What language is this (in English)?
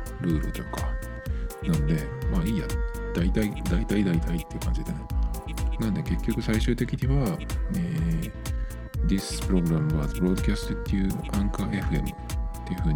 Japanese